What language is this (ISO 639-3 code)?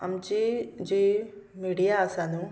kok